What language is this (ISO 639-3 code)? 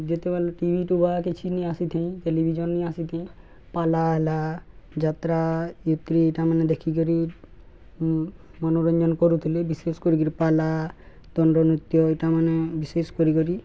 ori